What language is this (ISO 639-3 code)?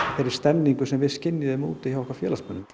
isl